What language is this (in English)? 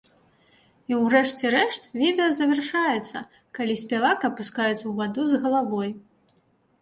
Belarusian